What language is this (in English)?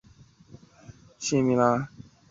Chinese